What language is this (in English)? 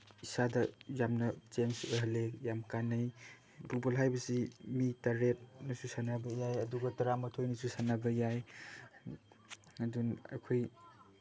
Manipuri